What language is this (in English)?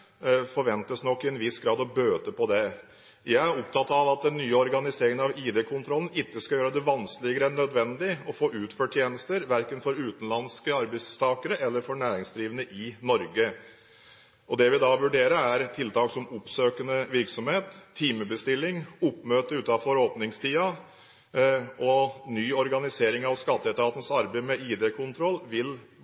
Norwegian Bokmål